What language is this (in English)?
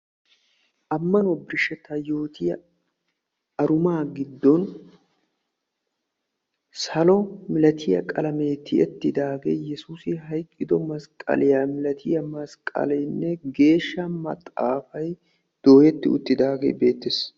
Wolaytta